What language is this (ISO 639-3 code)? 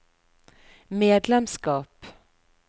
nor